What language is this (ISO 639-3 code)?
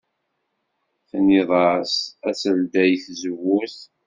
kab